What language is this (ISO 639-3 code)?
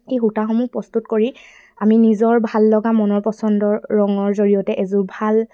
asm